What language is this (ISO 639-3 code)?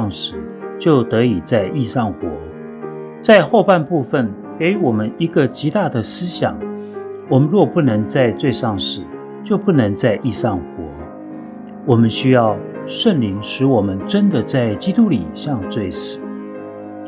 zho